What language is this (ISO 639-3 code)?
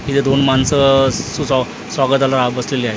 mar